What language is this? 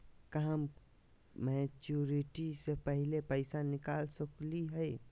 Magahi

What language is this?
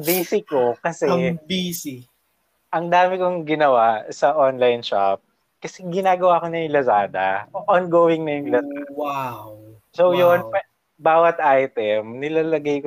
Filipino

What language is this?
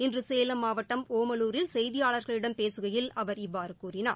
Tamil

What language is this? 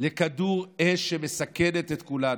Hebrew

